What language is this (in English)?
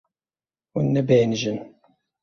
Kurdish